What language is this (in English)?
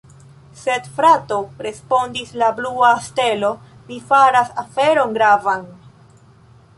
Esperanto